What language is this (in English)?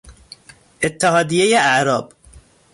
Persian